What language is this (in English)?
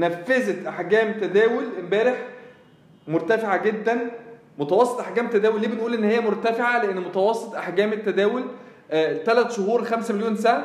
Arabic